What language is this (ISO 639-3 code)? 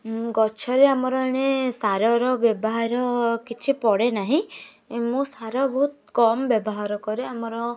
ori